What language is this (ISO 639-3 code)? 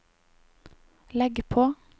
nor